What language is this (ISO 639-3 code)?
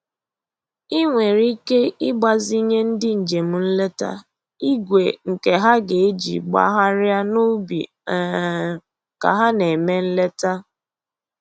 ibo